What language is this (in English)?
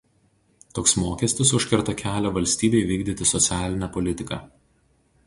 Lithuanian